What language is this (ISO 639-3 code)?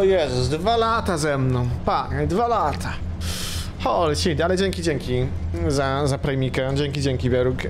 pol